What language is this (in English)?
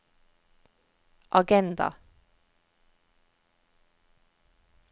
Norwegian